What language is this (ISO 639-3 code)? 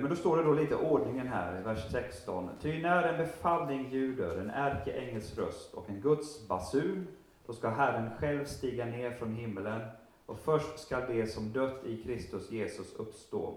swe